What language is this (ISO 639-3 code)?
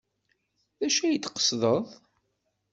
kab